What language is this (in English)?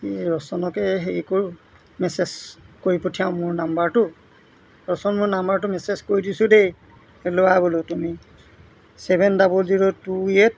Assamese